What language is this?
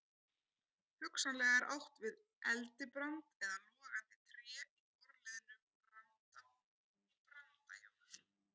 Icelandic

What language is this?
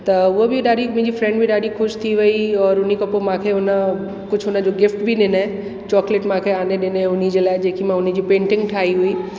Sindhi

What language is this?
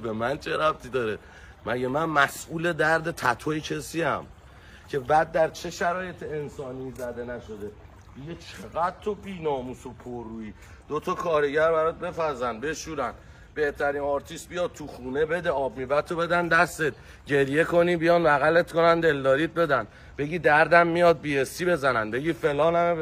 Persian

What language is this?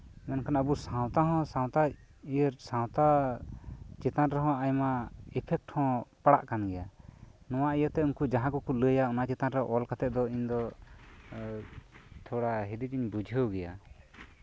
Santali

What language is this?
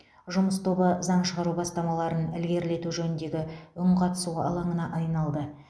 Kazakh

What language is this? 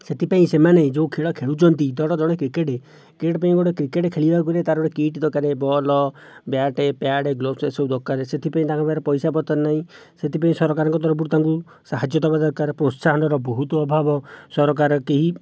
Odia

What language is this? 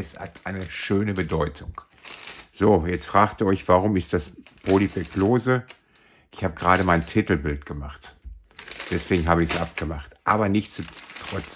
German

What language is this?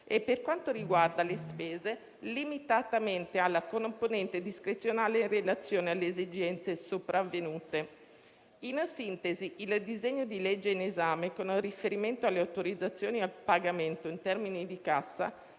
Italian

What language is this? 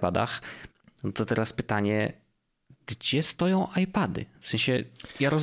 Polish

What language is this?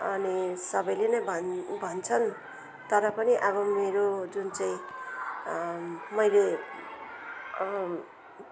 Nepali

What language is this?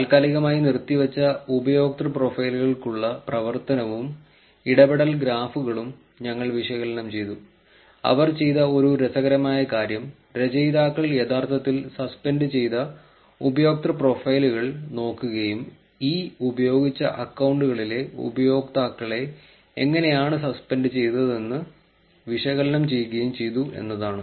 Malayalam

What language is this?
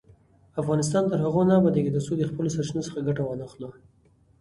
Pashto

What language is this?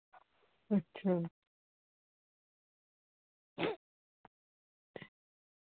Dogri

